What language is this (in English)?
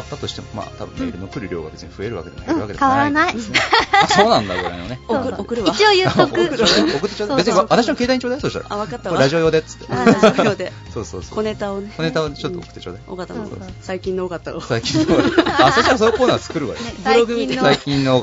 Japanese